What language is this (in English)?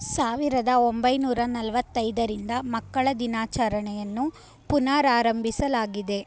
Kannada